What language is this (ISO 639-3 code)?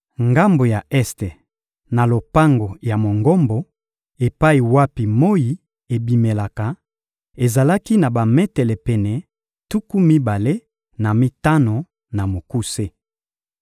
lin